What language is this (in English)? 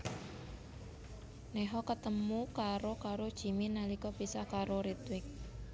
Javanese